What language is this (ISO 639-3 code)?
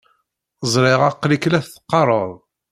kab